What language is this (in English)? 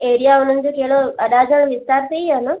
Sindhi